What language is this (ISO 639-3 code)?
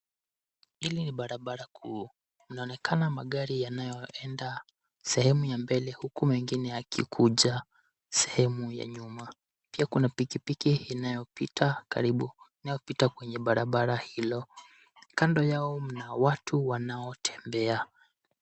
swa